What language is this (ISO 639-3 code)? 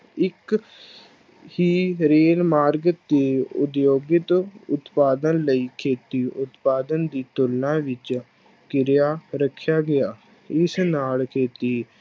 pan